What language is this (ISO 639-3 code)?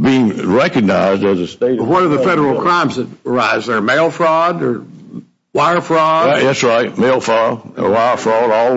eng